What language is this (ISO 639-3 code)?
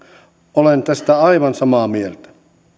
fin